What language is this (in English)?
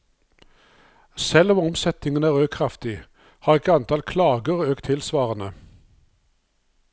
Norwegian